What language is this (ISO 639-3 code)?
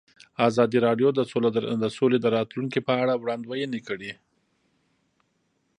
pus